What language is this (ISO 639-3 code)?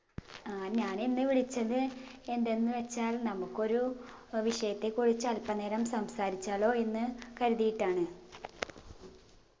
mal